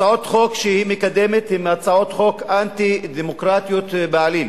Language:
Hebrew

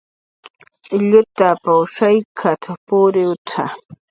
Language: Jaqaru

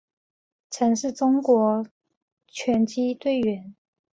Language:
Chinese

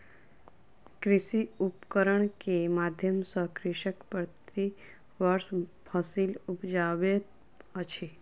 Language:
Maithili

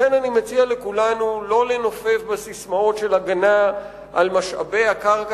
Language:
Hebrew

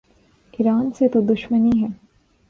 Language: Urdu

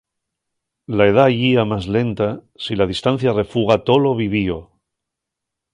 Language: Asturian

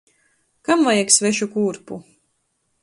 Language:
Latgalian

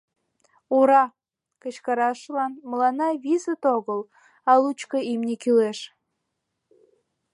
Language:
Mari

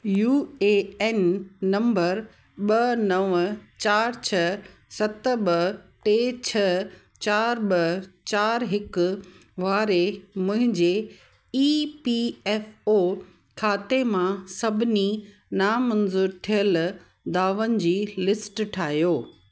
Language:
Sindhi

